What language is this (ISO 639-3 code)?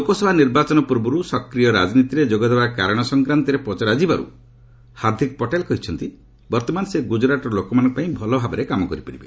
ori